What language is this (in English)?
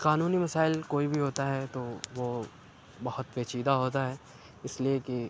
Urdu